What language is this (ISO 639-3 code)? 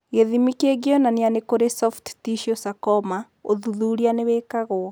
kik